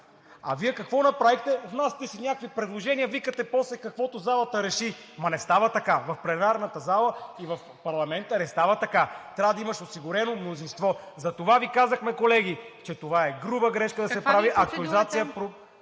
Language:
Bulgarian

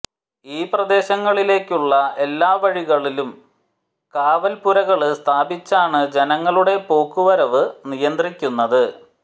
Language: Malayalam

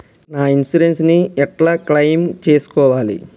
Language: Telugu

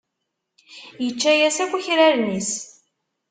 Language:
Kabyle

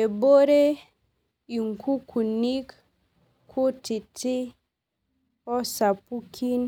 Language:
Masai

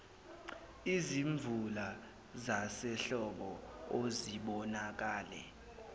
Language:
Zulu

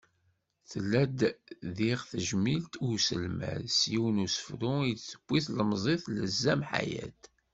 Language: Kabyle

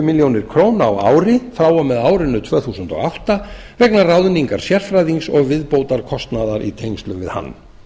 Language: Icelandic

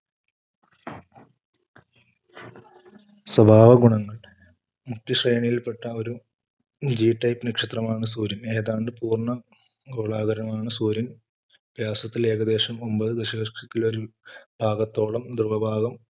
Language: Malayalam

